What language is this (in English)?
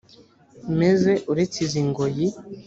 Kinyarwanda